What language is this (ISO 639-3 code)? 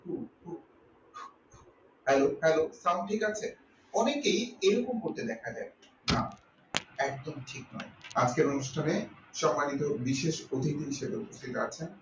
ben